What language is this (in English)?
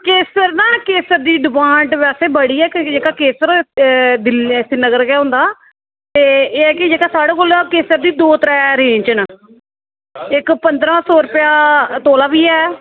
Dogri